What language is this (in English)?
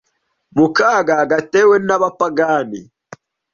Kinyarwanda